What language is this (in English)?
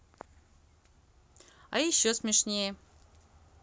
Russian